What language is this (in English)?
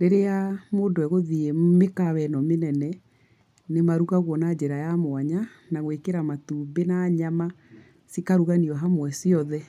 Kikuyu